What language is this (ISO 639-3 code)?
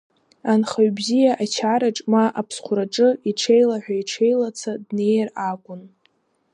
abk